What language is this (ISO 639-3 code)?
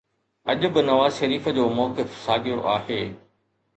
snd